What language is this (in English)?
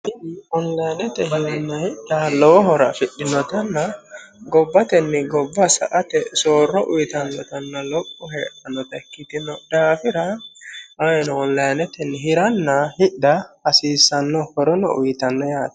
Sidamo